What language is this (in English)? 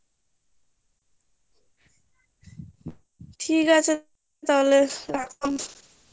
Bangla